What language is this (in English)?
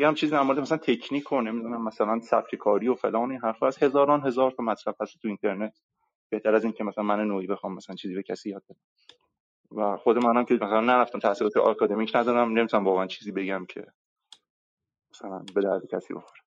Persian